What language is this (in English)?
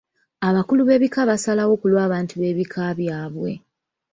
Ganda